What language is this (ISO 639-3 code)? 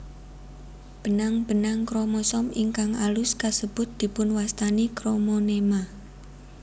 jav